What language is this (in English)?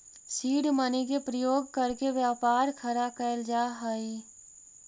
Magahi